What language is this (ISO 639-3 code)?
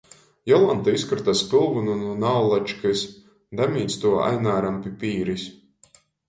ltg